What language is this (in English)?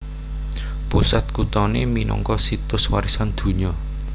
Javanese